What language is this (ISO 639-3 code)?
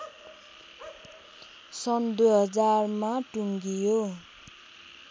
nep